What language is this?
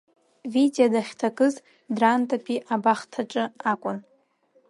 Abkhazian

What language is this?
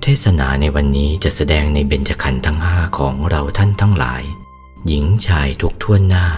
Thai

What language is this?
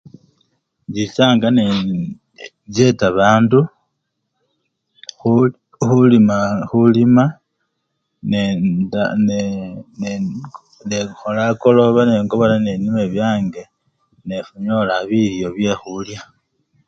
Luyia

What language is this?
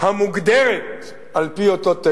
Hebrew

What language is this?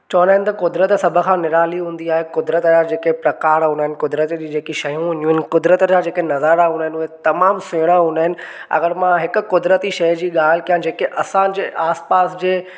Sindhi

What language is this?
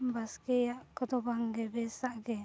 Santali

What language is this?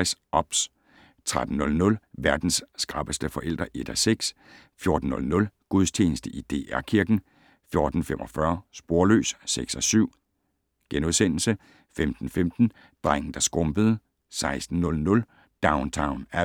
Danish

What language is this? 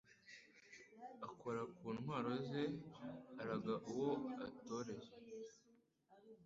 Kinyarwanda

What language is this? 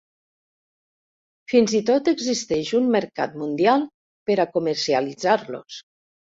Catalan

